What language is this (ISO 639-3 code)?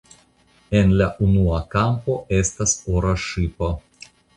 epo